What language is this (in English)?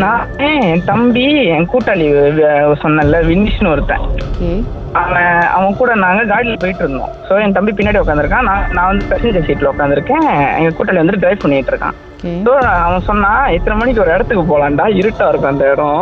Tamil